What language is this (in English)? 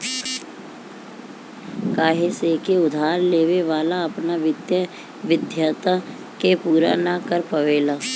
Bhojpuri